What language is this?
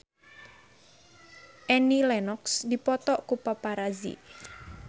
Sundanese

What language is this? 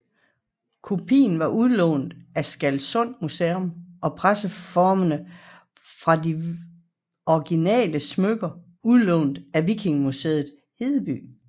Danish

